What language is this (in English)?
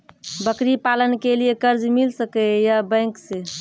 Maithili